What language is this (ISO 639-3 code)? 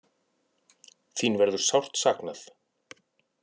isl